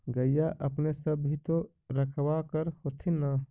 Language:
Magahi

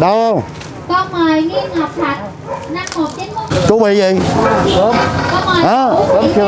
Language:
Vietnamese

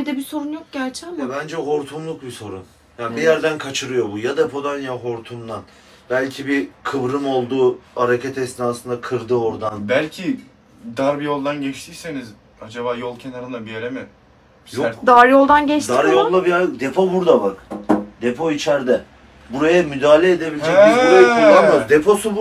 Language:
Turkish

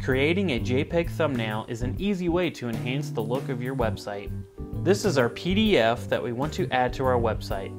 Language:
English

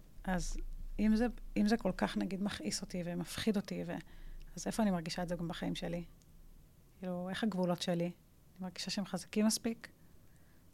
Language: Hebrew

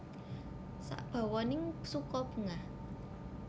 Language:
Javanese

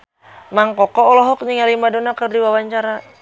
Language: Sundanese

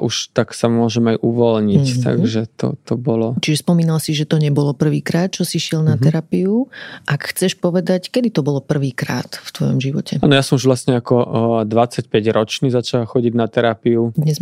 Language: Slovak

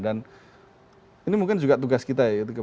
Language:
Indonesian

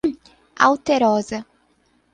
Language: Portuguese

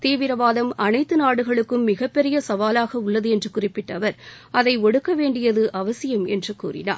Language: Tamil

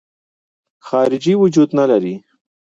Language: Pashto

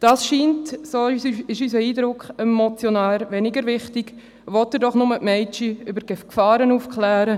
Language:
Swiss German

